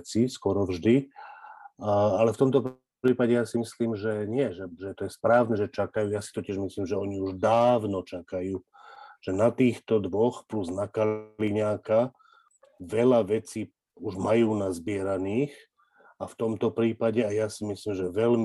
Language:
Slovak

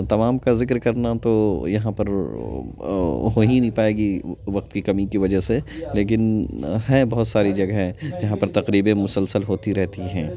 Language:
Urdu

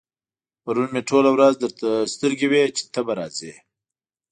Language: Pashto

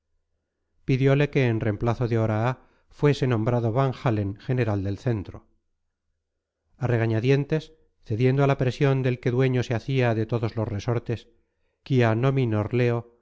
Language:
Spanish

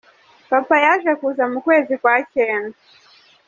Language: Kinyarwanda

